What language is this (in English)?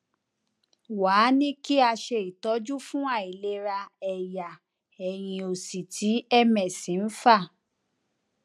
Yoruba